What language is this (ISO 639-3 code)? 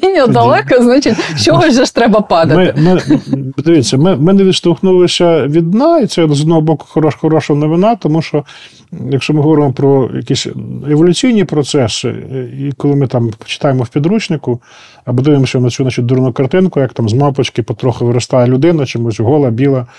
ukr